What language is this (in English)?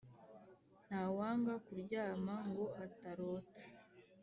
Kinyarwanda